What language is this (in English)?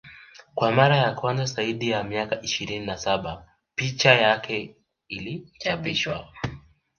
Swahili